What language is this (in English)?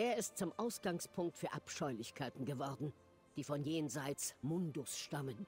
German